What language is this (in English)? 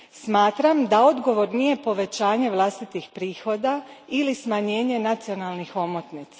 Croatian